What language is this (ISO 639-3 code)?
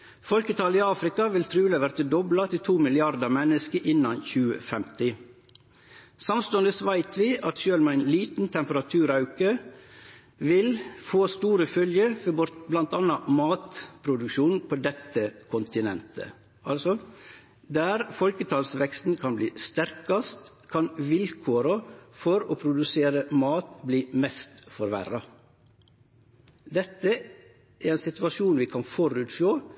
nno